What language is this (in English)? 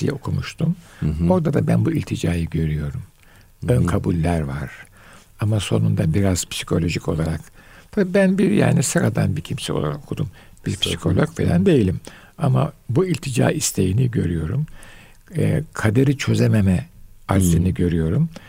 Turkish